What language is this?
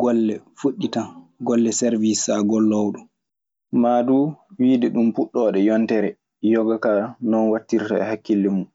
Maasina Fulfulde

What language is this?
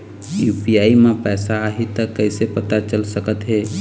Chhattisgarhi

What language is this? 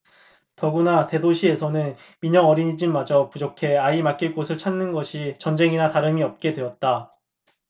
Korean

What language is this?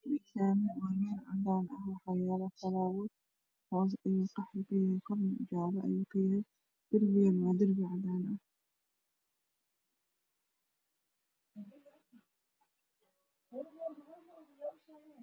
Somali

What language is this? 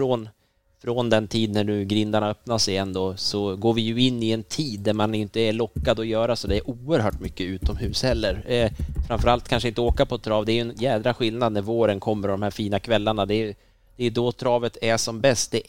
Swedish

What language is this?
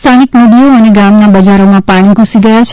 Gujarati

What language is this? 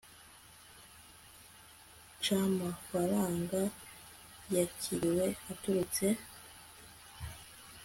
Kinyarwanda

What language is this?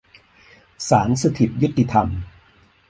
Thai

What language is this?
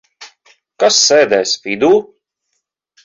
Latvian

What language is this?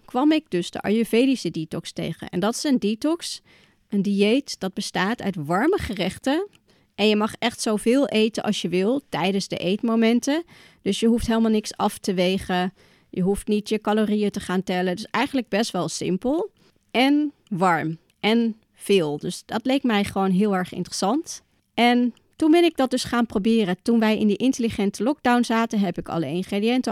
Dutch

